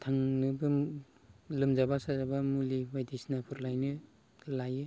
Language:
Bodo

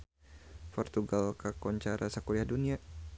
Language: Sundanese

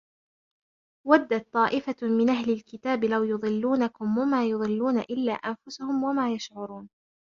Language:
Arabic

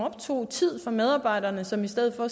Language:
Danish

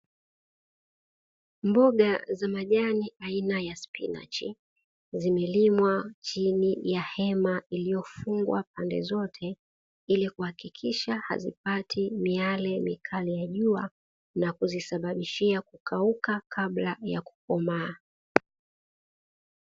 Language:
Swahili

